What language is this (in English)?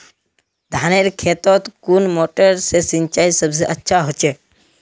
Magahi